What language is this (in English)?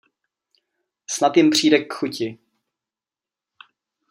Czech